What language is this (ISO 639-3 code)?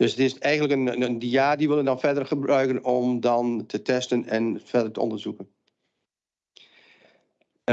nld